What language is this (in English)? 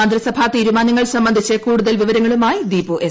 Malayalam